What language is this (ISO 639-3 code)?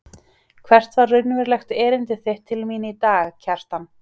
isl